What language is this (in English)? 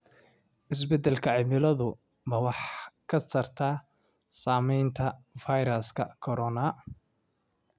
Somali